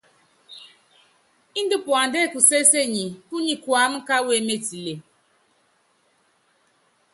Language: Yangben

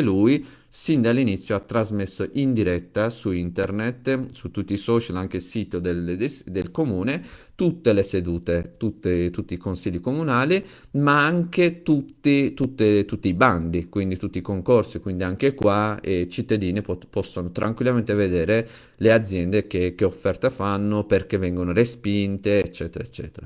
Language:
Italian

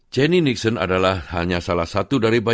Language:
Indonesian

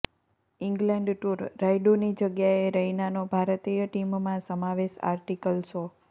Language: Gujarati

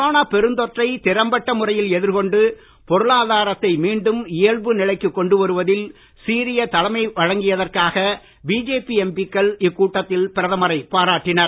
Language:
Tamil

